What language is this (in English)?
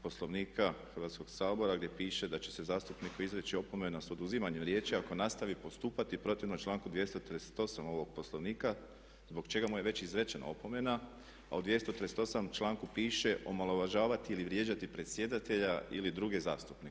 Croatian